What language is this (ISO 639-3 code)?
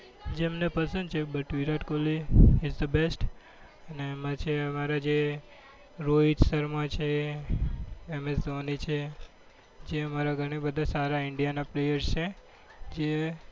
guj